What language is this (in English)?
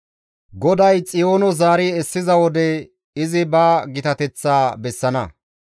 Gamo